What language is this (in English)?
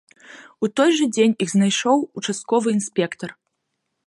Belarusian